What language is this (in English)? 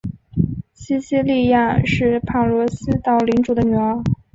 Chinese